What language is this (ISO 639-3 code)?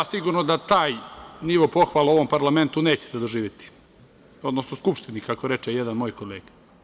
srp